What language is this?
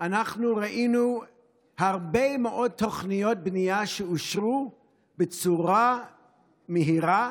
Hebrew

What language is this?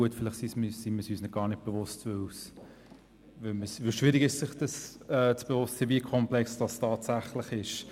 Swiss German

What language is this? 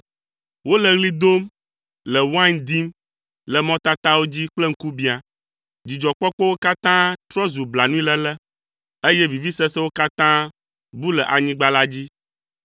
Ewe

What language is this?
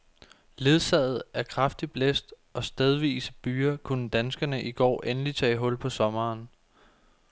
Danish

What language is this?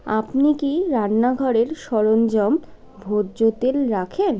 Bangla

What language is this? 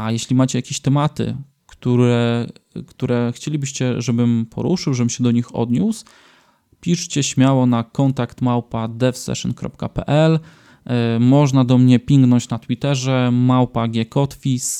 Polish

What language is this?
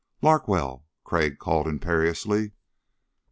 English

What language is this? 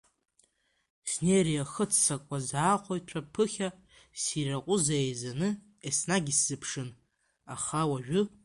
Abkhazian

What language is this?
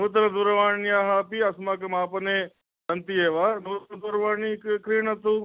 Sanskrit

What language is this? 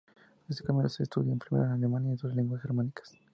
Spanish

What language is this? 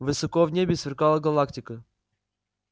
Russian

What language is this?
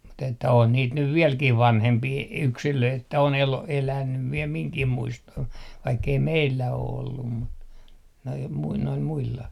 Finnish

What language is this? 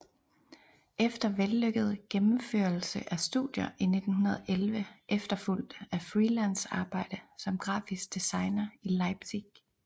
Danish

